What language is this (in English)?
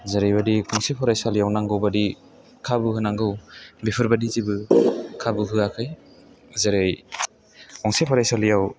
Bodo